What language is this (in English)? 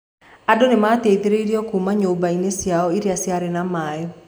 Kikuyu